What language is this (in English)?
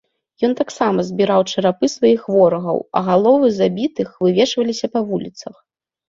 Belarusian